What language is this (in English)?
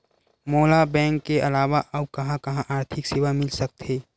Chhattisgarhi